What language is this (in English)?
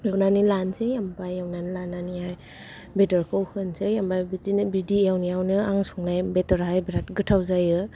Bodo